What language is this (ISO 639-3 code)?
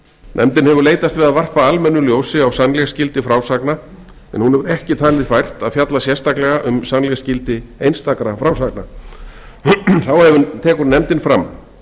isl